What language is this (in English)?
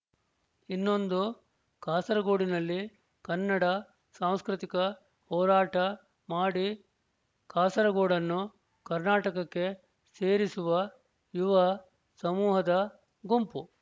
Kannada